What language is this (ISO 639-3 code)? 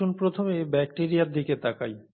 ben